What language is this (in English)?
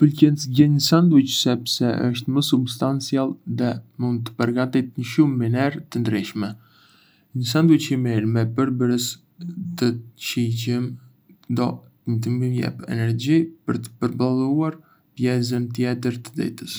Arbëreshë Albanian